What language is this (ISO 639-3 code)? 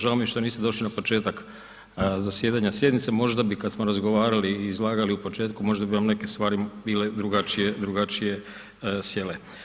hrv